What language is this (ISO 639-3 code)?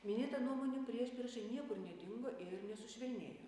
lit